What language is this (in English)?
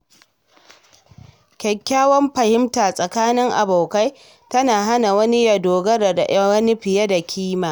Hausa